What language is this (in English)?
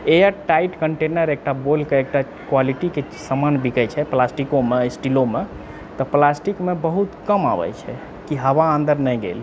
Maithili